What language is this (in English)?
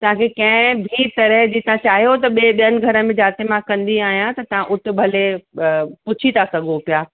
Sindhi